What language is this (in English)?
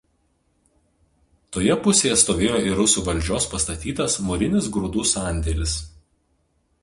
Lithuanian